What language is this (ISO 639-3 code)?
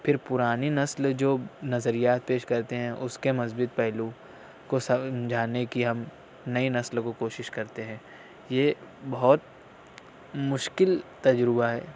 urd